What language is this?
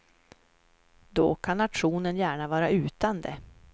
Swedish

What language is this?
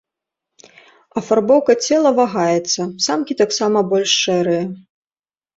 Belarusian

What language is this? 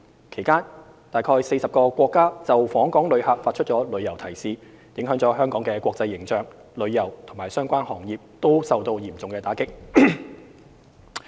Cantonese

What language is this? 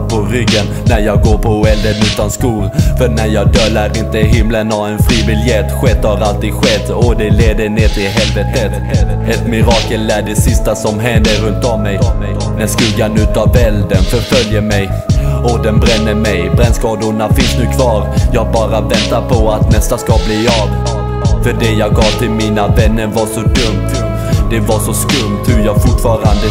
Norwegian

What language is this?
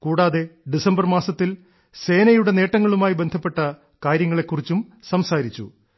Malayalam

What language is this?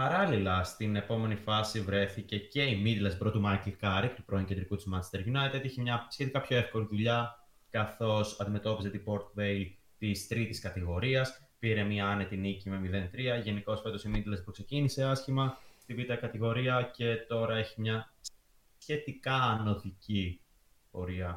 Greek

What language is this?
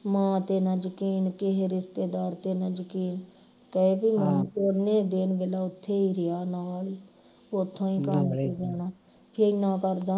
Punjabi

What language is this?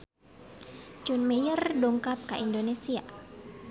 Sundanese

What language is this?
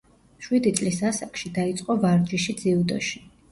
Georgian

